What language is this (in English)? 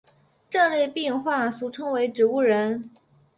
Chinese